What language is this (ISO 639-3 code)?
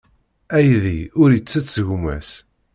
kab